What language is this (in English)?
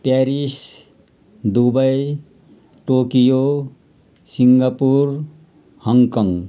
Nepali